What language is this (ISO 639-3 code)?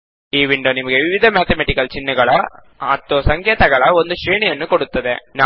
kan